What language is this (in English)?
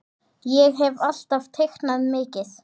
Icelandic